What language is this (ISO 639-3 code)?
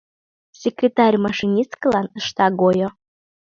chm